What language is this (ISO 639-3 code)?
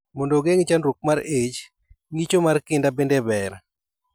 luo